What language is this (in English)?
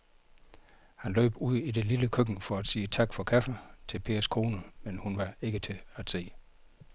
Danish